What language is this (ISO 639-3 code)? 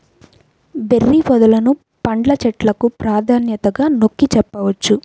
tel